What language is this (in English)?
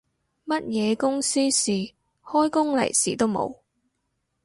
Cantonese